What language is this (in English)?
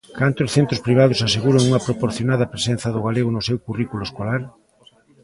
Galician